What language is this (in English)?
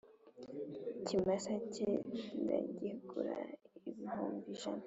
Kinyarwanda